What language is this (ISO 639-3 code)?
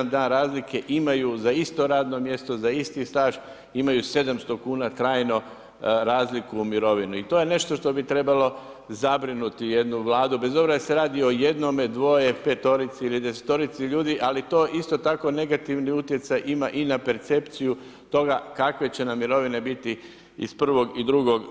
hrv